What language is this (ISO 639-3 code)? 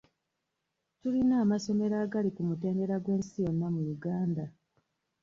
lug